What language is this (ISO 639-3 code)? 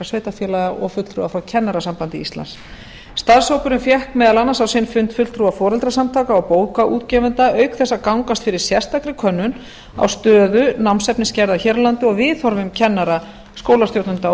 isl